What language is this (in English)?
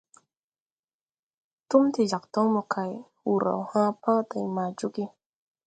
Tupuri